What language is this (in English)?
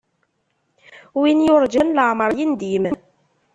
Kabyle